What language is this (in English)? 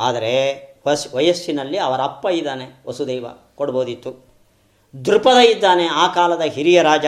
Kannada